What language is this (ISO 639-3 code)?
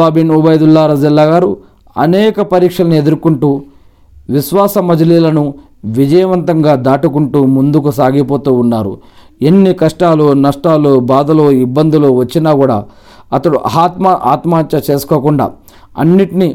tel